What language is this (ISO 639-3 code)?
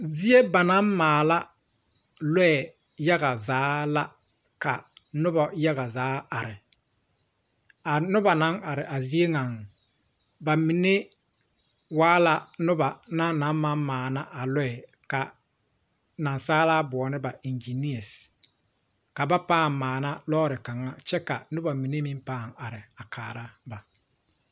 dga